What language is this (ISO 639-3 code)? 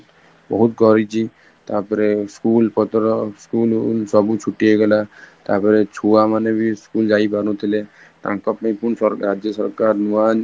ori